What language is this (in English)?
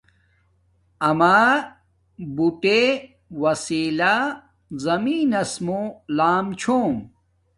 Domaaki